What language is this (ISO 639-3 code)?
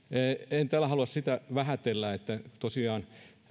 fin